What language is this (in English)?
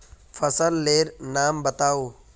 Magahi